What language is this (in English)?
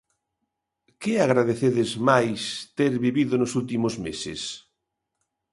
Galician